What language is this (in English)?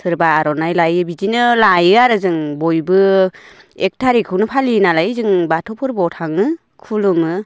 Bodo